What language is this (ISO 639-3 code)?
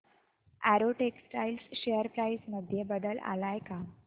mar